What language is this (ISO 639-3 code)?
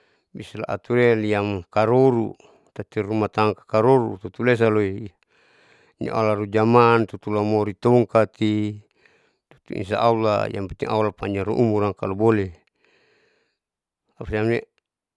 sau